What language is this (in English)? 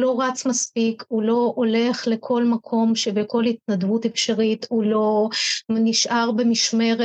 Hebrew